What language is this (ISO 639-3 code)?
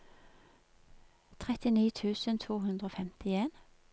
nor